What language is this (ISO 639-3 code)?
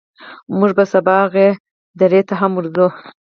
pus